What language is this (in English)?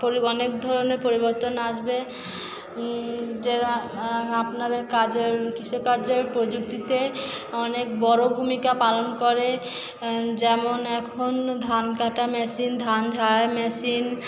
Bangla